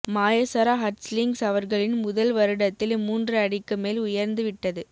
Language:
Tamil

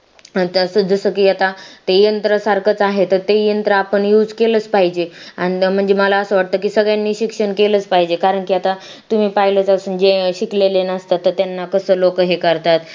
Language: Marathi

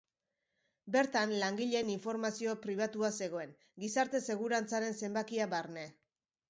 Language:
Basque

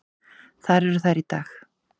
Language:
Icelandic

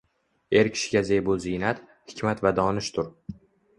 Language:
Uzbek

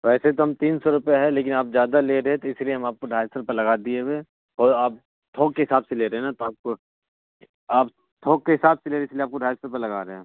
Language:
Urdu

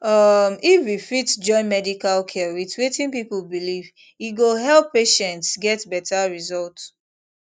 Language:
Nigerian Pidgin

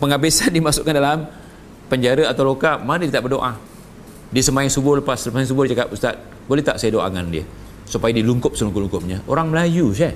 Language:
Malay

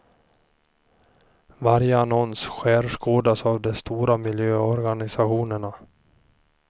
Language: Swedish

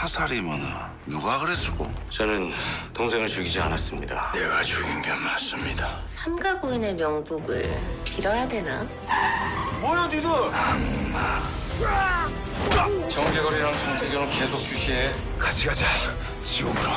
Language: Korean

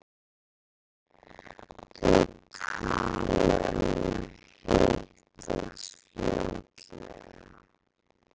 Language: Icelandic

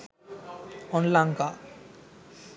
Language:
Sinhala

